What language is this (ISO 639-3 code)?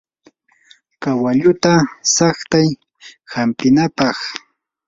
qur